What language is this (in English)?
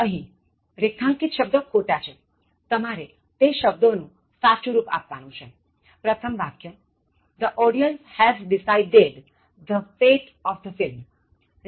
Gujarati